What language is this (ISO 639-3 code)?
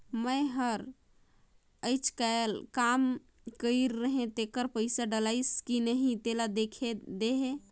hne